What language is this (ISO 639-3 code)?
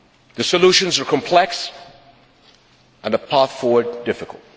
eng